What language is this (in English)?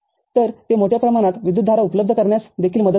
Marathi